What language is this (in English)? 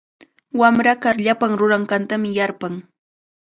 Cajatambo North Lima Quechua